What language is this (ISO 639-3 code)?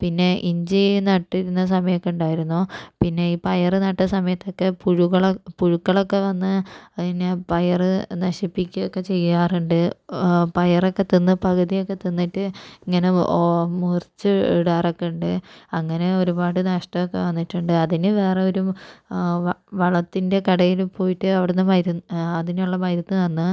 mal